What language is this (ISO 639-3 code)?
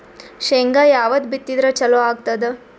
kan